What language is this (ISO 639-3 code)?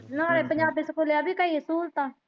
pan